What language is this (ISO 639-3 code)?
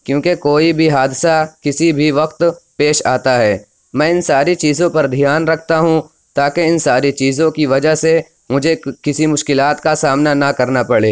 urd